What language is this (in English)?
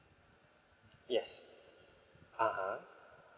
English